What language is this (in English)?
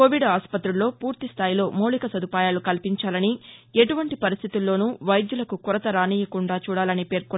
Telugu